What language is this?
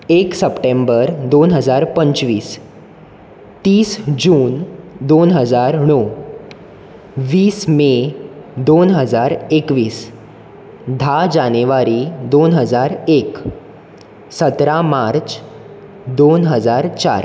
Konkani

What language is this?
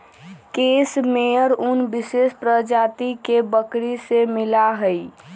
Magahi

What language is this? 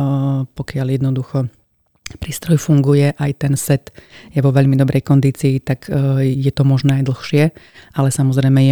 Slovak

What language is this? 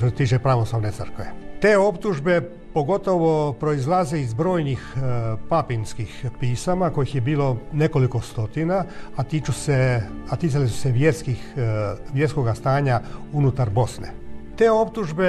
Croatian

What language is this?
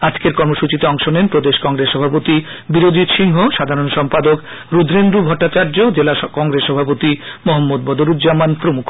Bangla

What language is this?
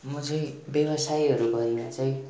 Nepali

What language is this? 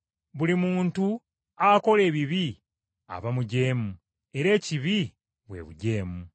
Ganda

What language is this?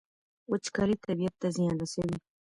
Pashto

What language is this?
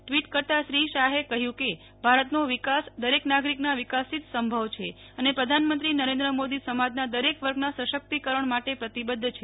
Gujarati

